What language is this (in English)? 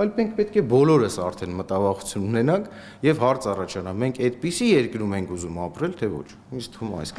Russian